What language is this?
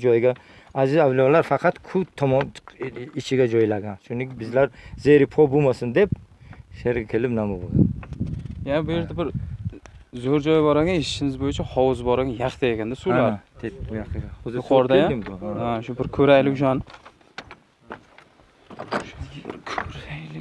Turkish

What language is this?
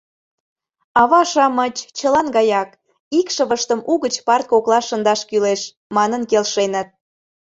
Mari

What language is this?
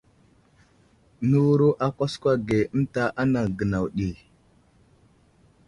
Wuzlam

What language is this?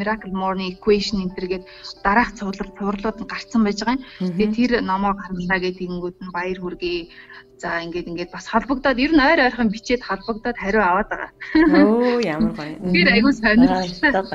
Russian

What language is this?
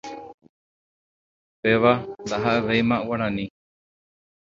Guarani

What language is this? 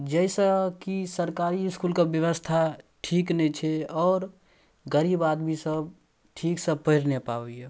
Maithili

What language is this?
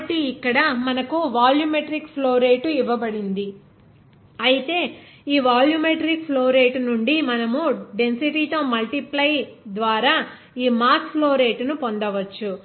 Telugu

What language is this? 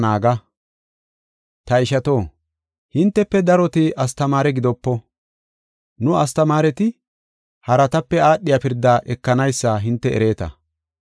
Gofa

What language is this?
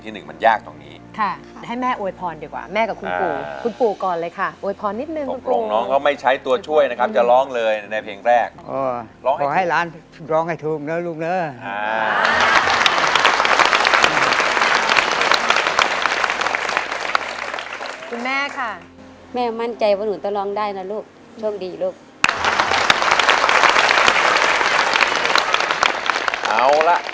Thai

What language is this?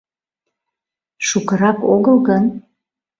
Mari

